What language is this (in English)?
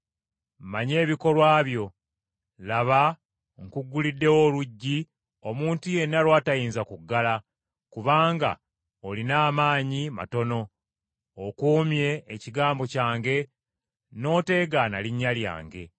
Ganda